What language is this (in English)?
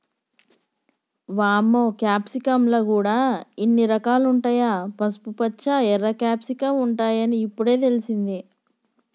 Telugu